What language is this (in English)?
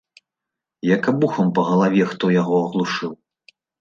Belarusian